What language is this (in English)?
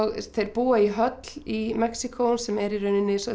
Icelandic